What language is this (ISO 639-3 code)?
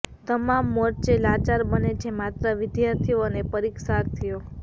guj